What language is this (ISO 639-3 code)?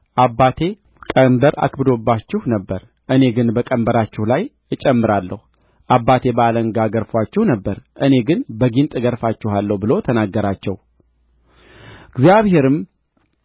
amh